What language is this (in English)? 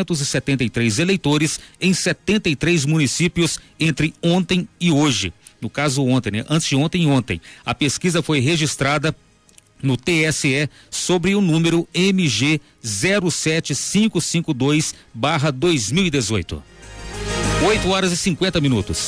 Portuguese